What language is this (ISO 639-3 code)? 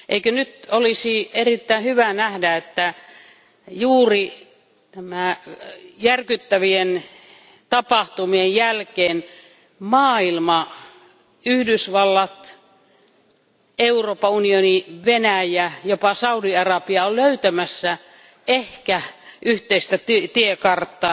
fin